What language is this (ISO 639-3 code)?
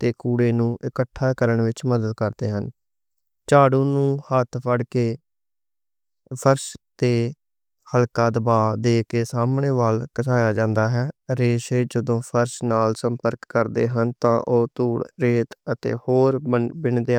lah